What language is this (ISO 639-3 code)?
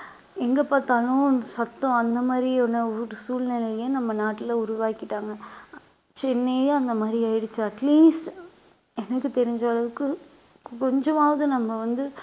tam